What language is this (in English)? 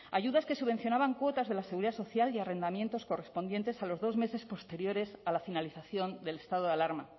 Spanish